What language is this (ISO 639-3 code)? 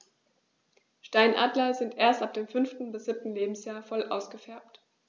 deu